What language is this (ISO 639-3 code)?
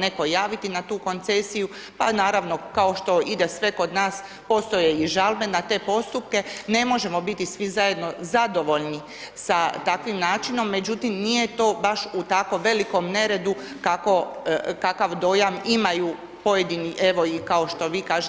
hrv